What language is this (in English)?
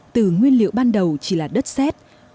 Vietnamese